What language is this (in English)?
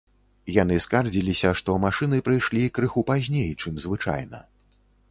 Belarusian